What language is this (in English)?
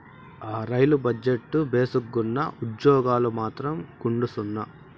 Telugu